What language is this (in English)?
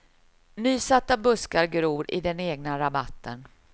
Swedish